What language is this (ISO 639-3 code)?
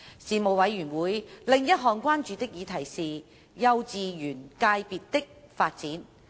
yue